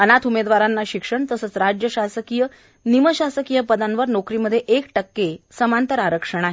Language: Marathi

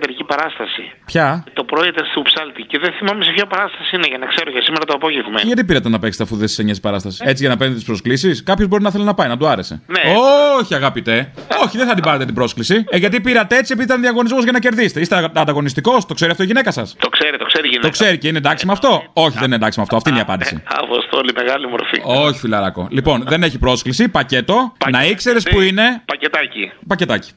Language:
Greek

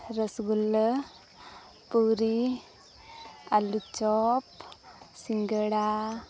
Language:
Santali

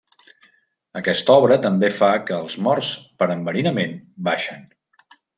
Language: Catalan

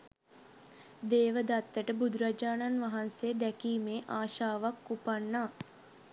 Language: Sinhala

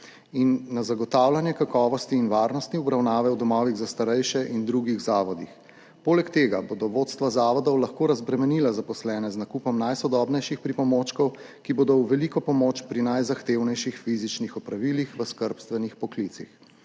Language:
Slovenian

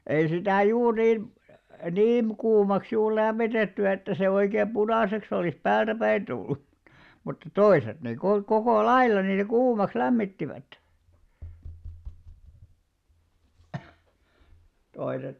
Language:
Finnish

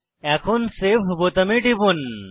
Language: Bangla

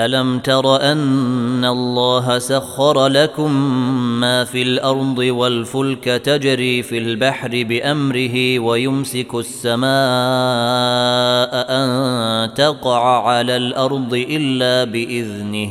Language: Arabic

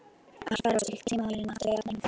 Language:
Icelandic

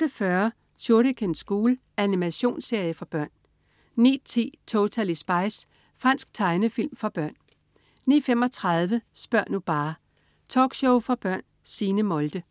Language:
Danish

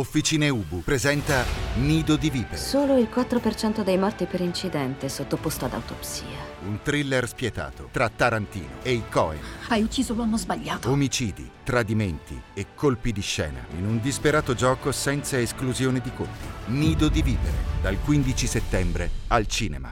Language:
Italian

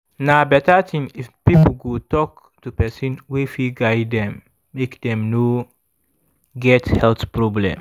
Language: Nigerian Pidgin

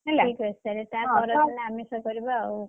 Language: Odia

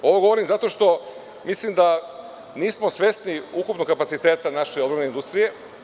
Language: Serbian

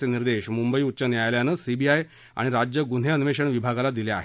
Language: Marathi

